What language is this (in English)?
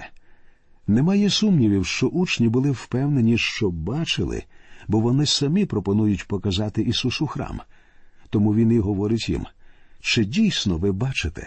Ukrainian